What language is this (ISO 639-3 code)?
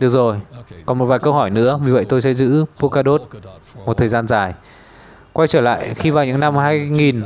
vie